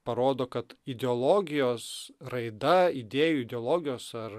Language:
Lithuanian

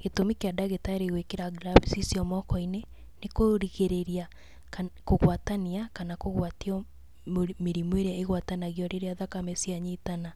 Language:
Kikuyu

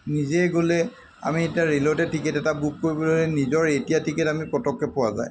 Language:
Assamese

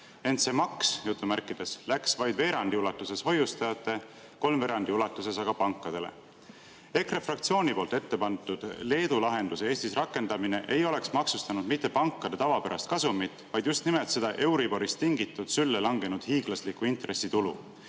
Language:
Estonian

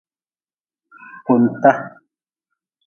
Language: Nawdm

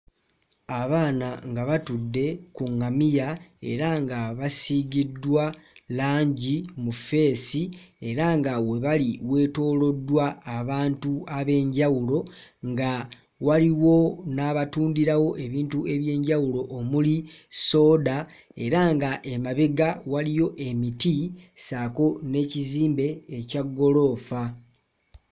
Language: Ganda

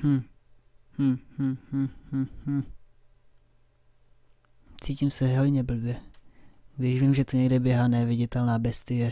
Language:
Czech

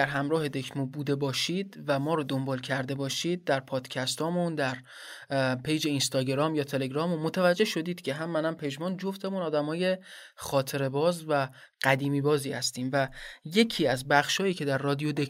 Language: Persian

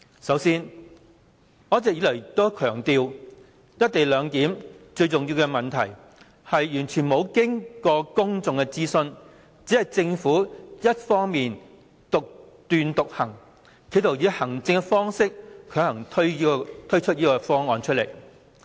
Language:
Cantonese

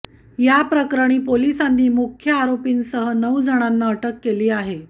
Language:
Marathi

